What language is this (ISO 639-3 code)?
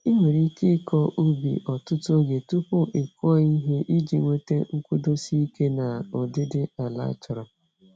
ibo